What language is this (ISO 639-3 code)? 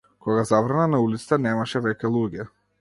mkd